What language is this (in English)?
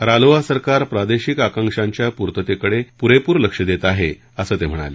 Marathi